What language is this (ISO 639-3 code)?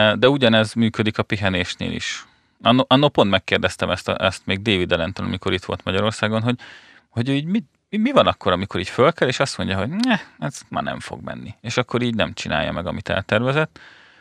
hun